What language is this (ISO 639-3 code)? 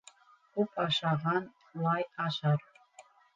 bak